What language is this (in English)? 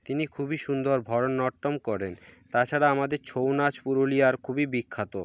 Bangla